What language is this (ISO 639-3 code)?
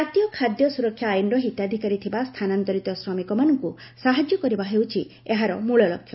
ori